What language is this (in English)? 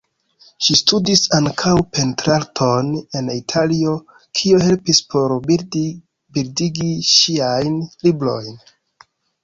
Esperanto